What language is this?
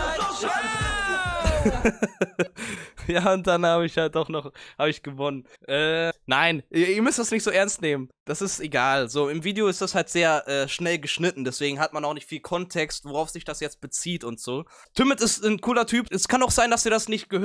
German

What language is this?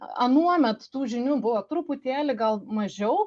Lithuanian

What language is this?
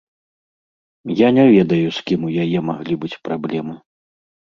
Belarusian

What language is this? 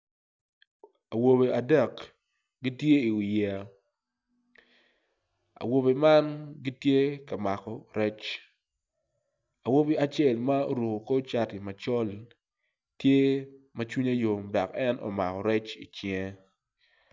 Acoli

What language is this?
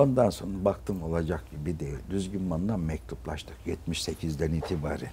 Turkish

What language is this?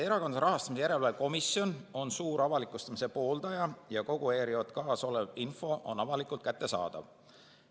Estonian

